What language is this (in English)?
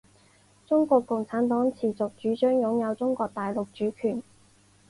Chinese